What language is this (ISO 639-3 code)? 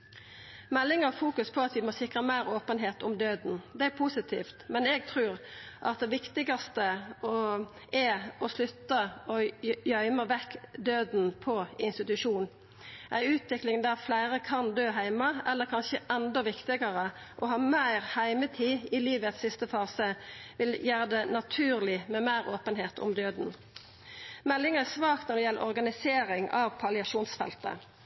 nno